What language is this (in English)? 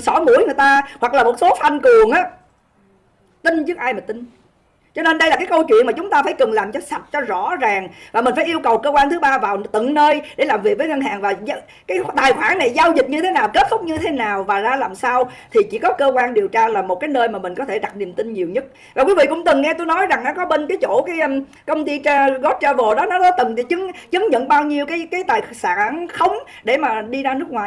Vietnamese